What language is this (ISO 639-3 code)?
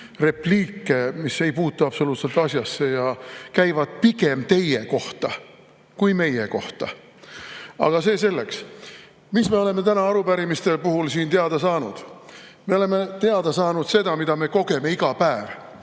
est